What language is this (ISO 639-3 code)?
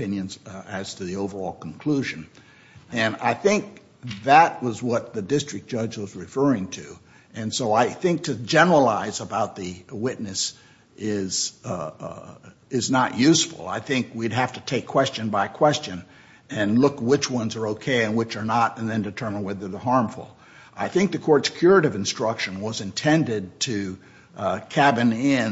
eng